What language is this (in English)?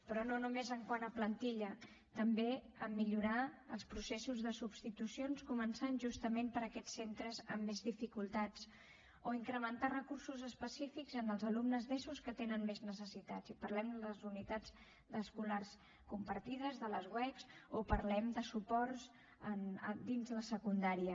Catalan